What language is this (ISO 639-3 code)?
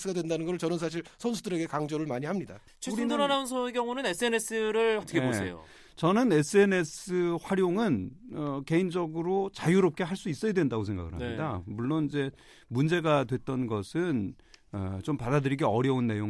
kor